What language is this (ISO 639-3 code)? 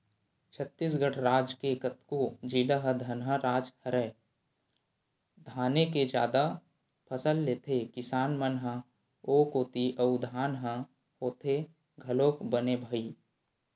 hne